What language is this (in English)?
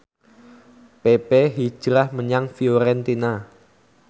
Javanese